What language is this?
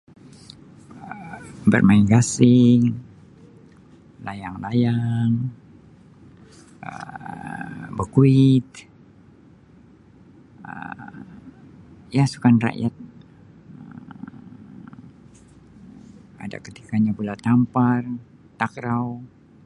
Sabah Malay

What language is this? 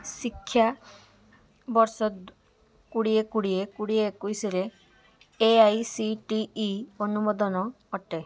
Odia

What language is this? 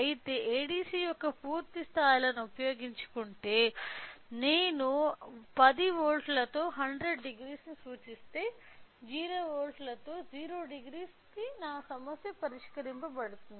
Telugu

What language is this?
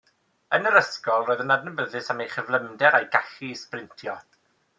Welsh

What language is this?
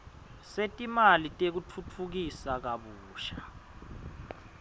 Swati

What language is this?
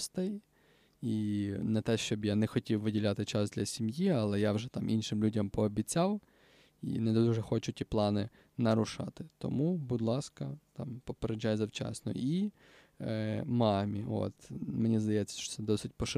Ukrainian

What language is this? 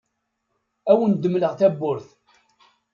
Kabyle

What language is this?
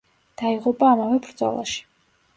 Georgian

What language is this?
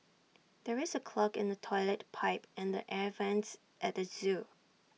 English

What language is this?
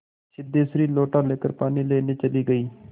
Hindi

